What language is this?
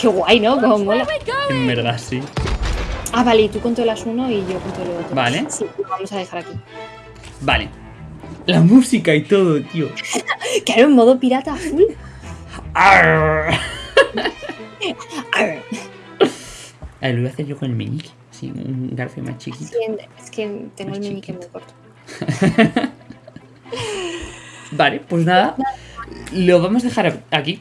Spanish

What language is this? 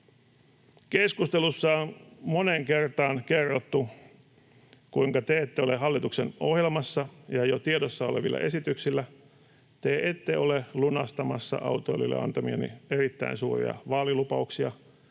Finnish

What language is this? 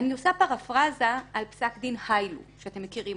Hebrew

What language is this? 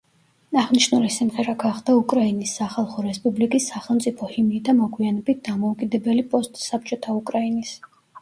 Georgian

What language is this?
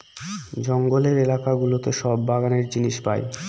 Bangla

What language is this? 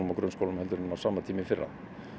Icelandic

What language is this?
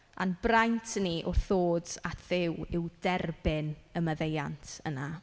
Welsh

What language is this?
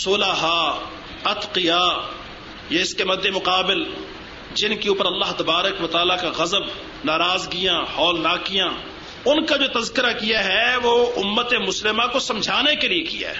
Urdu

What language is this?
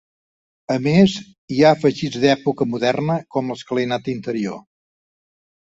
Catalan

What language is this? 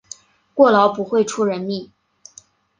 Chinese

